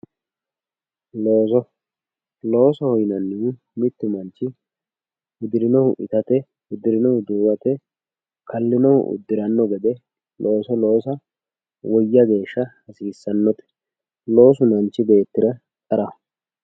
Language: Sidamo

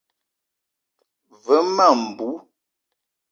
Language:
Eton (Cameroon)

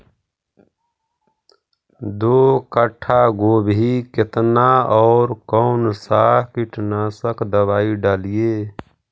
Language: Magahi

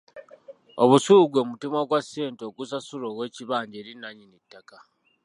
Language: Ganda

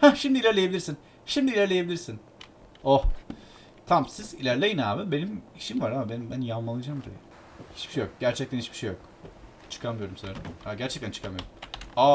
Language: Turkish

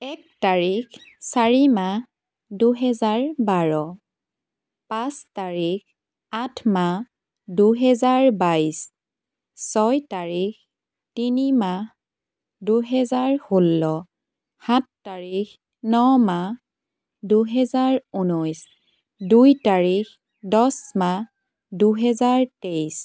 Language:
Assamese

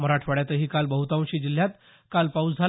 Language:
Marathi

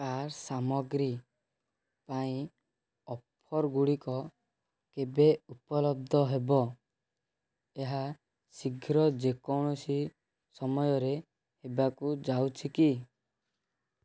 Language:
Odia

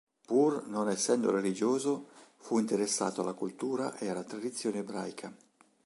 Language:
Italian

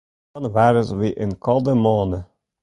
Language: Western Frisian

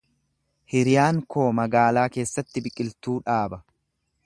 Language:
Oromo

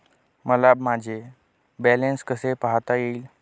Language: Marathi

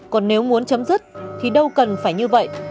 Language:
Vietnamese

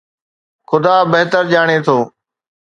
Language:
Sindhi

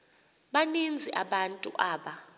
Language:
Xhosa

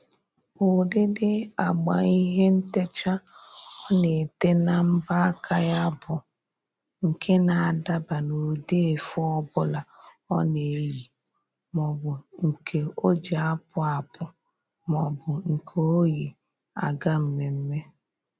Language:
Igbo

